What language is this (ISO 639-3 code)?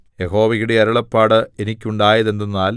mal